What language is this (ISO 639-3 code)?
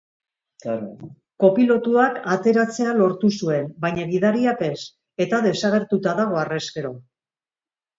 eus